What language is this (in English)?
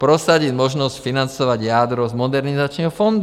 Czech